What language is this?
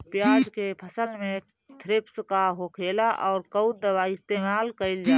Bhojpuri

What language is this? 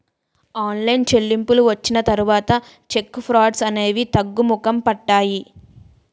Telugu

